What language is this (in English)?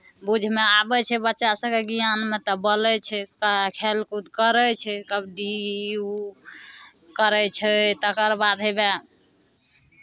Maithili